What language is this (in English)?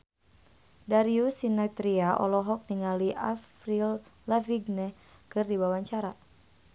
Sundanese